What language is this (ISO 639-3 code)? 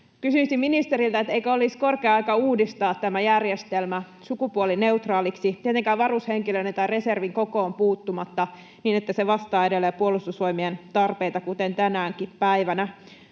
fin